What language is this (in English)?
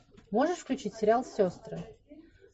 Russian